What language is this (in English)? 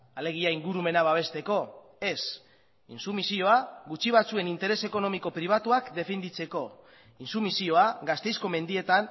Basque